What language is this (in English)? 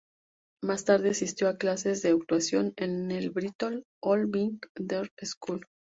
Spanish